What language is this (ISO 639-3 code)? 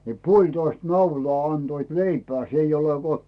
fin